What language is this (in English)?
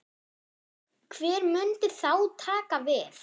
Icelandic